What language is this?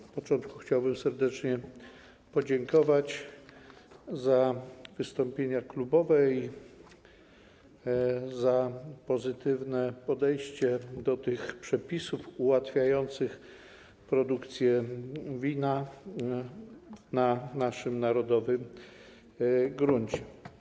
Polish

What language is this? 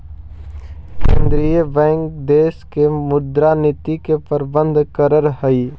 Magahi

